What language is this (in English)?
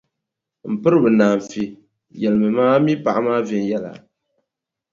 Dagbani